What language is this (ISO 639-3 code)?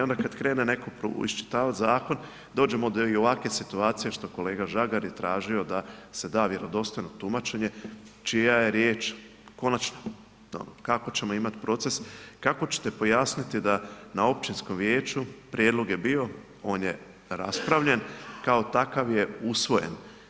hrv